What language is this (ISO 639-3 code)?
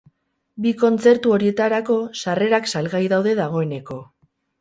eus